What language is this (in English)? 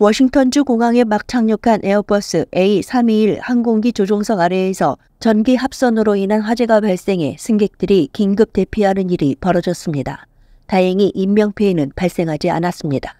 Korean